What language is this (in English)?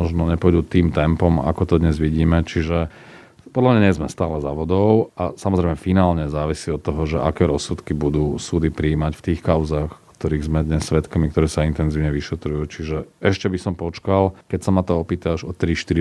Slovak